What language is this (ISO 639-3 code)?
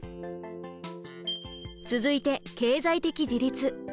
jpn